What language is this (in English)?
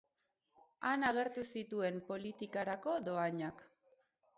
Basque